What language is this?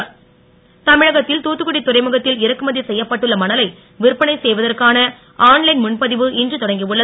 Tamil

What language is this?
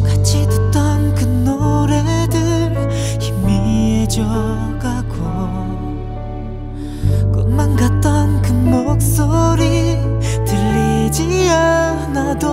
Korean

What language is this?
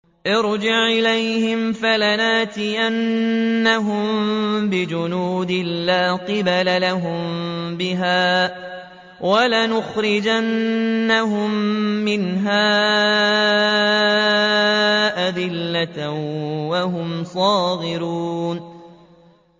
Arabic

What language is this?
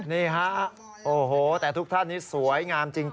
Thai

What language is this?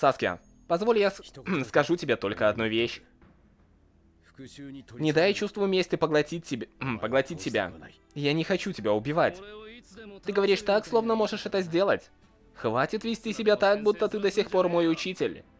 Russian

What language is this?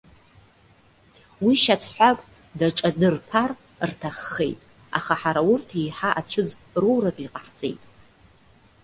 Abkhazian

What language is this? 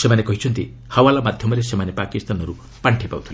Odia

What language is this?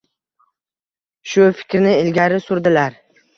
Uzbek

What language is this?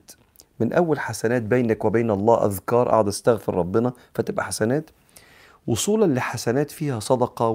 Arabic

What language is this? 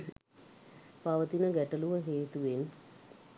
Sinhala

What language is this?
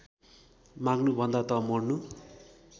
Nepali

